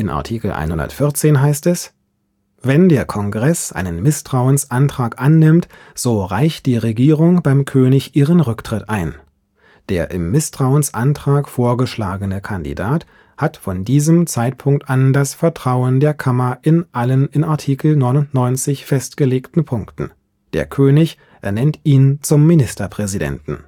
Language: German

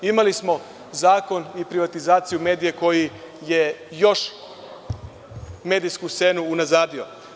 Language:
Serbian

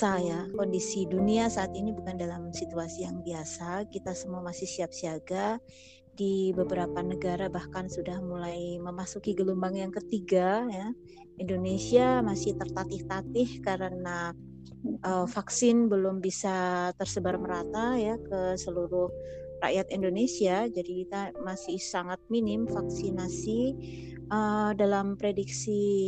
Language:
Indonesian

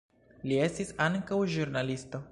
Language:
Esperanto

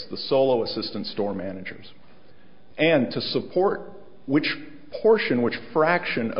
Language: English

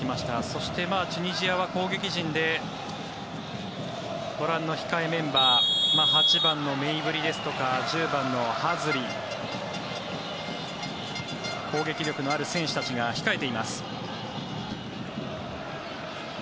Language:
Japanese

